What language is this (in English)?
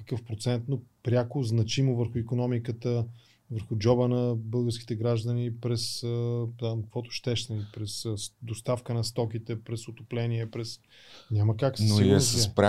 Bulgarian